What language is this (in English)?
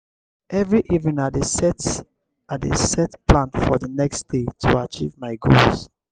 Nigerian Pidgin